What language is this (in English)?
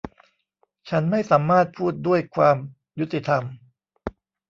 Thai